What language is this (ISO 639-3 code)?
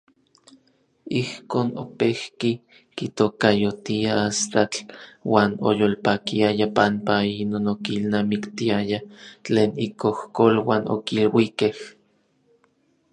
nlv